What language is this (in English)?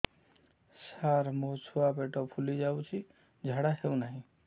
Odia